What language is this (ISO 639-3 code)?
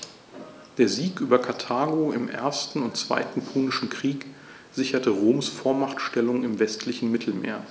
deu